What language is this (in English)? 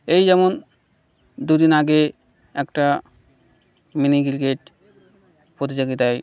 Bangla